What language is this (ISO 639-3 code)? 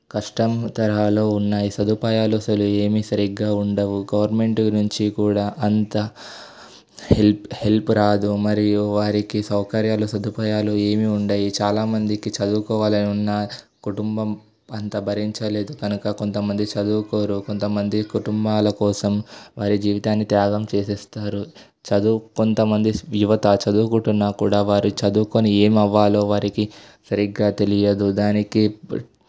tel